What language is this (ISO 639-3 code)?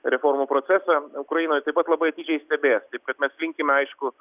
lit